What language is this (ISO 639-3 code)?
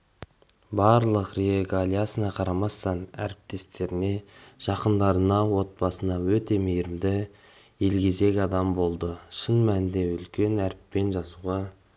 kaz